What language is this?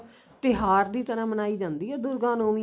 Punjabi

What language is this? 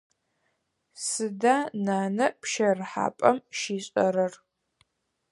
Adyghe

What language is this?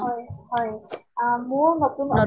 Assamese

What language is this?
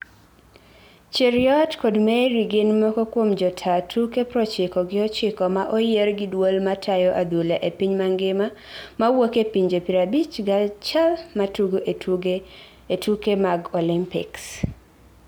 Luo (Kenya and Tanzania)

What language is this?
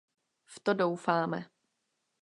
Czech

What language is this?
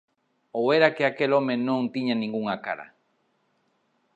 Galician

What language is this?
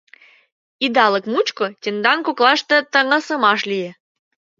Mari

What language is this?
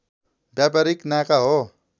Nepali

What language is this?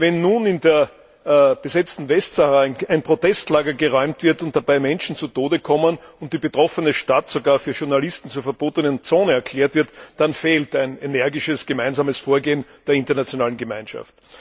German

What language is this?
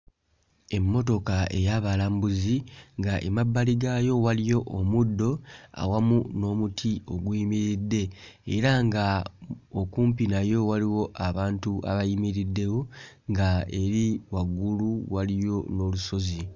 Ganda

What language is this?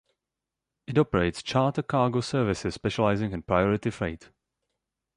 English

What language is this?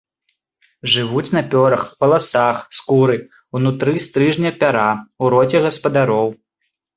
Belarusian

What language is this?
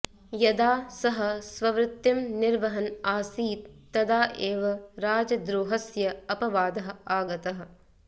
Sanskrit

